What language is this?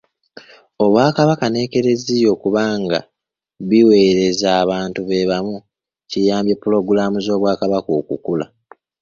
Ganda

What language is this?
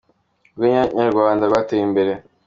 Kinyarwanda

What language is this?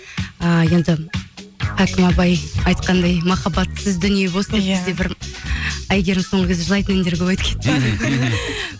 Kazakh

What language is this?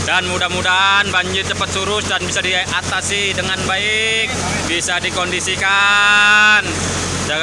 Indonesian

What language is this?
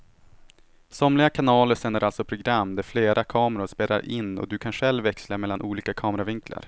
Swedish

